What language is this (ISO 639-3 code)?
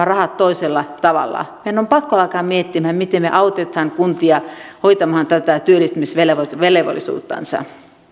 fin